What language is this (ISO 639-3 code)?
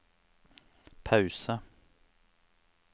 nor